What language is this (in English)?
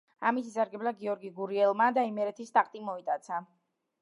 Georgian